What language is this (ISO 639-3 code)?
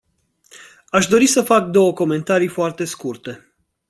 ron